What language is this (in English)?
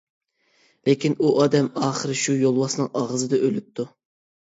Uyghur